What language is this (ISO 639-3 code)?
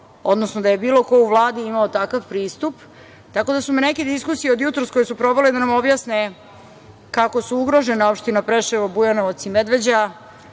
srp